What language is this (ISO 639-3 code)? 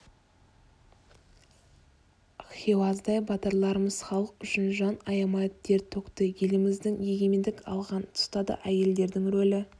kaz